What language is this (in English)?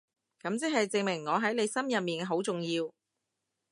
Cantonese